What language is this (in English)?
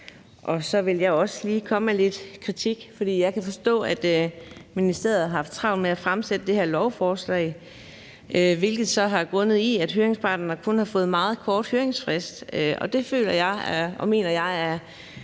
Danish